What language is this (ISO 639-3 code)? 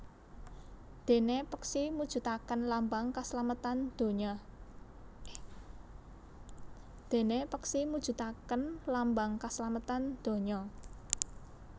jav